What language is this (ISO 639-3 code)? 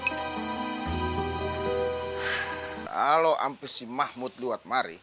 ind